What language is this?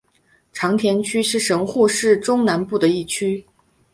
Chinese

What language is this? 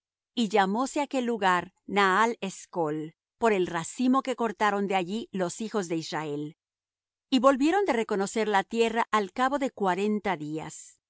Spanish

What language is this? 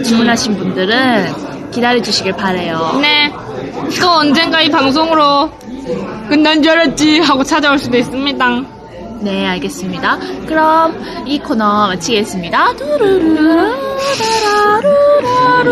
Korean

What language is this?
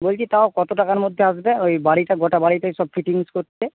Bangla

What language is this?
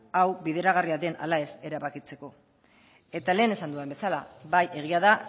Basque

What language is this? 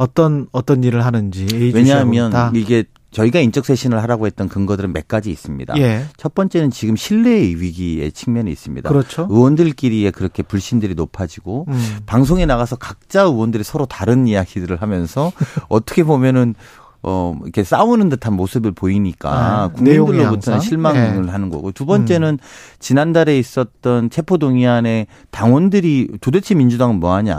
Korean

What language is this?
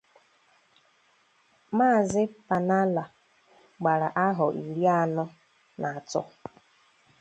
Igbo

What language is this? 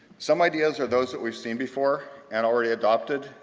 English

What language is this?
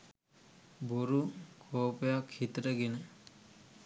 Sinhala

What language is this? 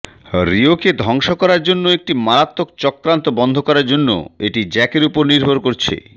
Bangla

